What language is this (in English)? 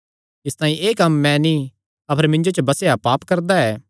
Kangri